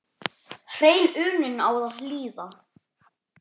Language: Icelandic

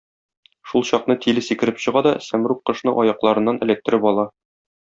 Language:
Tatar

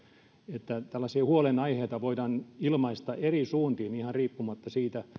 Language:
Finnish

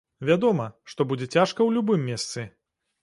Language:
Belarusian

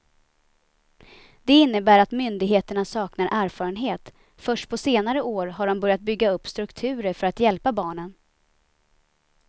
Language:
Swedish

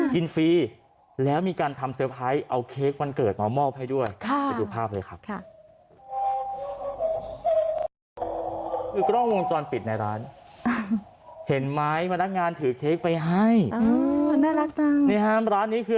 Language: Thai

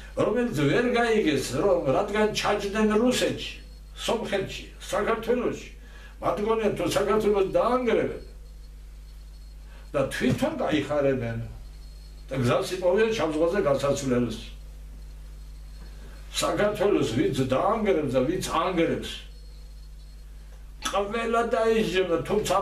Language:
Turkish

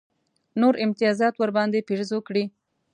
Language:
Pashto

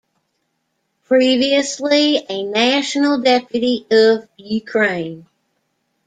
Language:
English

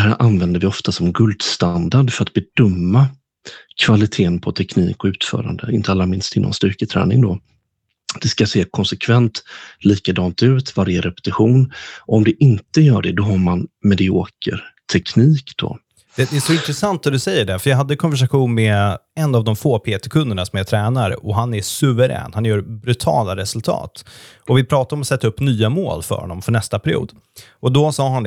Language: Swedish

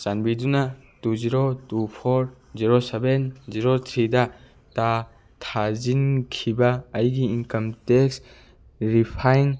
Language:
Manipuri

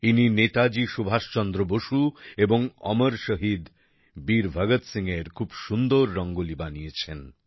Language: Bangla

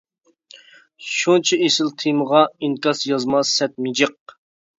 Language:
Uyghur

